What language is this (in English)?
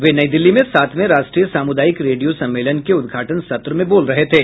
Hindi